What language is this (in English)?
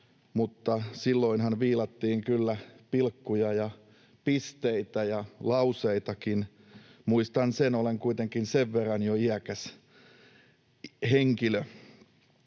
Finnish